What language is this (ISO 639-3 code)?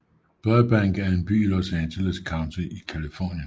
dan